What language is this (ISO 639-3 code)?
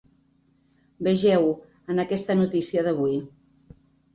cat